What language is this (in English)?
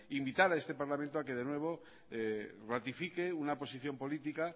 Spanish